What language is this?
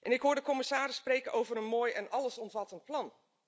Dutch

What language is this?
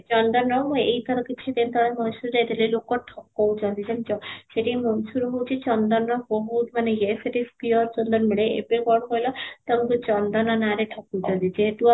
Odia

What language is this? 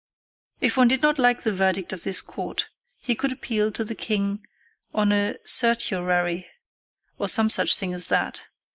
English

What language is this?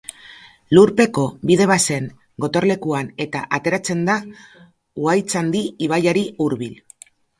Basque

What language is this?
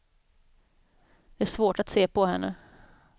Swedish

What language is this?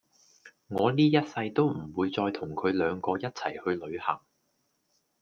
Cantonese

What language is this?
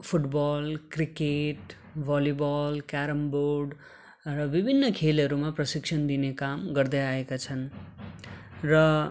Nepali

